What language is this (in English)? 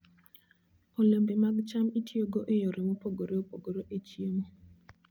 Luo (Kenya and Tanzania)